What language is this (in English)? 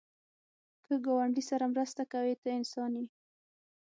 Pashto